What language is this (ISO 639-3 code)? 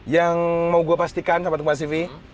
ind